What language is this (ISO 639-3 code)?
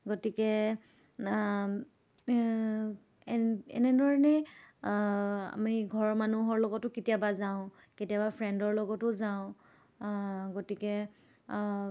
asm